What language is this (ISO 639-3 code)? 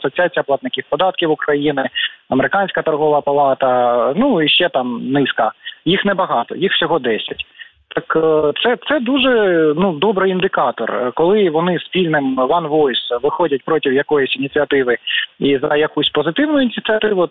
ukr